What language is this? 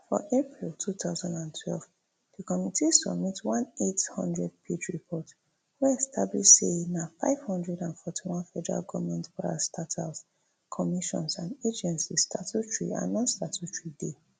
Nigerian Pidgin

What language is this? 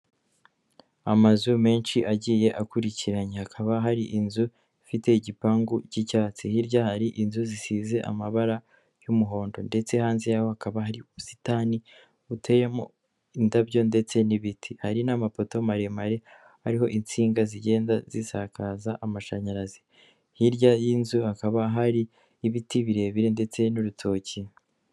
Kinyarwanda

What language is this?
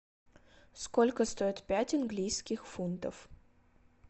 Russian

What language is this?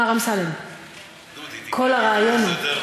Hebrew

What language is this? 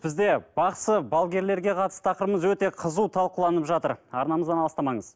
Kazakh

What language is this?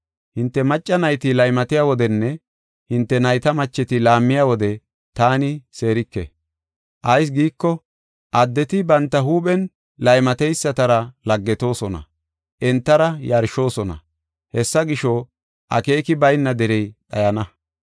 Gofa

